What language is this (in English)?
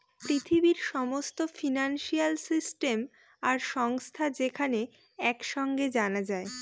Bangla